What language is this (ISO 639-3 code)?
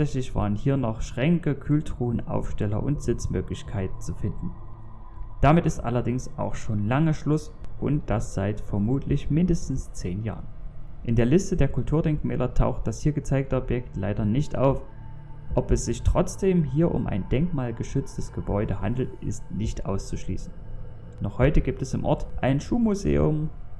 deu